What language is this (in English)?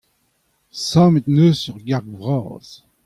Breton